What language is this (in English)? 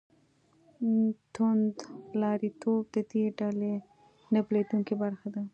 Pashto